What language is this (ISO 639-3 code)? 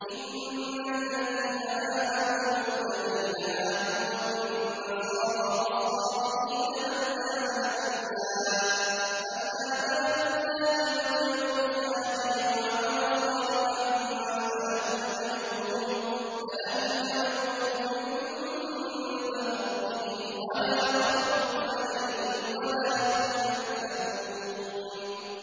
ara